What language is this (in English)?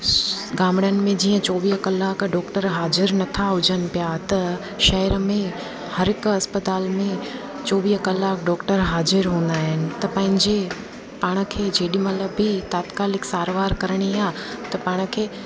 Sindhi